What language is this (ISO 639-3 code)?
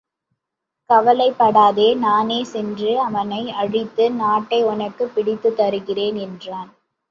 tam